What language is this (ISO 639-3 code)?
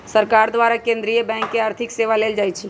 mag